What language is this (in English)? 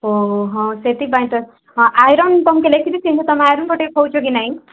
Odia